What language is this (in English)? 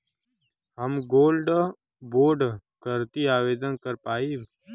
Bhojpuri